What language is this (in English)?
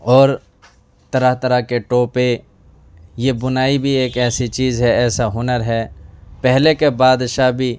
Urdu